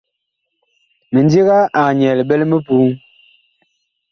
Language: Bakoko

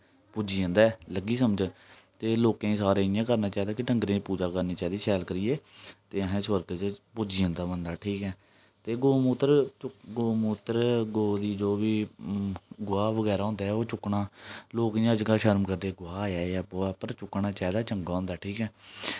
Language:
Dogri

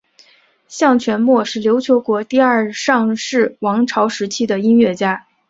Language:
Chinese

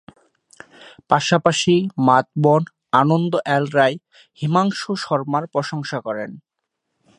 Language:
Bangla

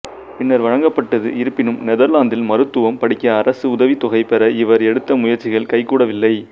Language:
Tamil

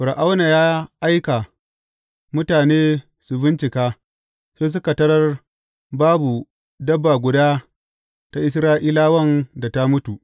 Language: Hausa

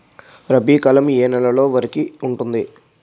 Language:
Telugu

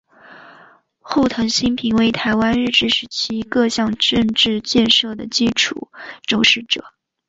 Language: Chinese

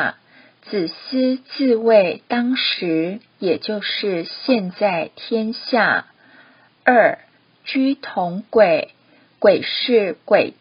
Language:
Chinese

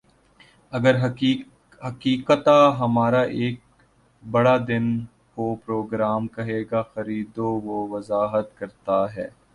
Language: Urdu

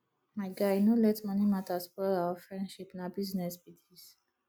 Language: Nigerian Pidgin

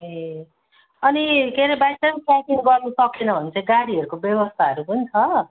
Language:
Nepali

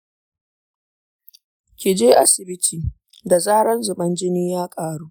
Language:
Hausa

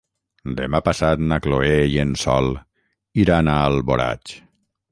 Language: Catalan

